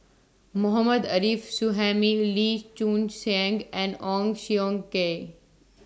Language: English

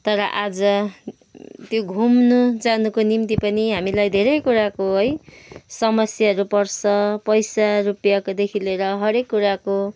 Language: Nepali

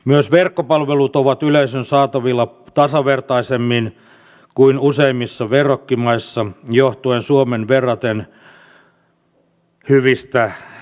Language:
Finnish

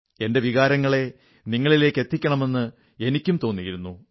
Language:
Malayalam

